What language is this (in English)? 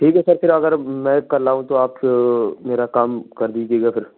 Urdu